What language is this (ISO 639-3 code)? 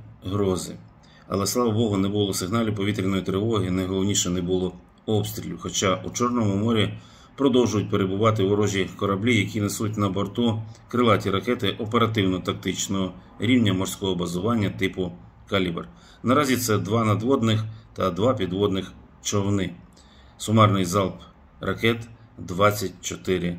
ukr